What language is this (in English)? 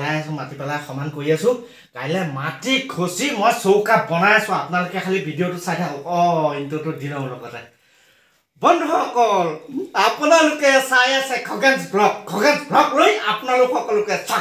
Indonesian